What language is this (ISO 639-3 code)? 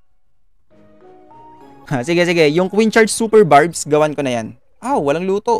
fil